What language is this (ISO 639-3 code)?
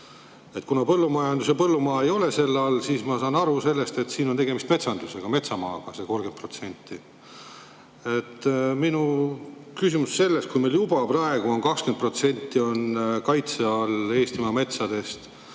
est